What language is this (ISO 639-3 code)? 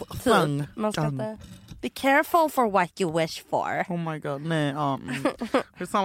swe